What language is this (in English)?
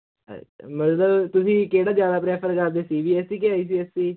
Punjabi